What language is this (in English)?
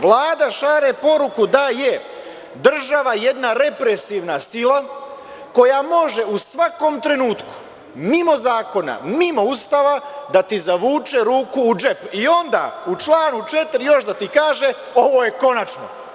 Serbian